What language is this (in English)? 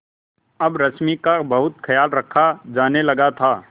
Hindi